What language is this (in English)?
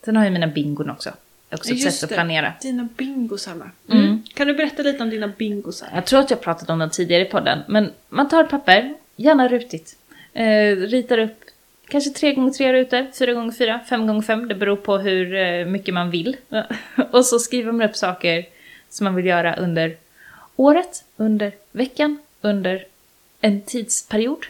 Swedish